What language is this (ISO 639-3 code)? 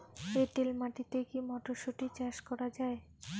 ben